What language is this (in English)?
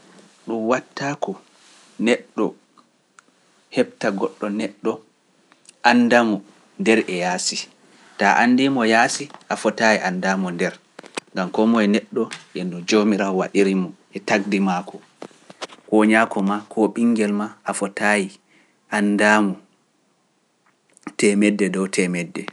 Pular